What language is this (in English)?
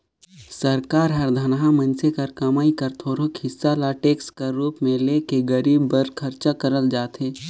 Chhattisgarhi